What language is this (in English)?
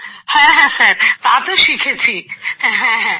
Bangla